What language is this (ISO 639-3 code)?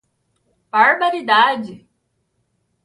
por